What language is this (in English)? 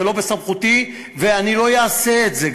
Hebrew